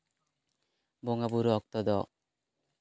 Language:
Santali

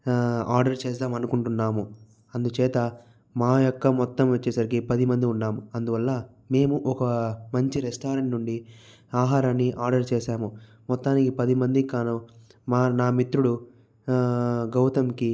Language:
Telugu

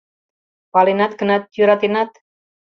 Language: Mari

